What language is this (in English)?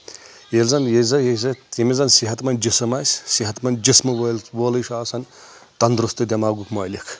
Kashmiri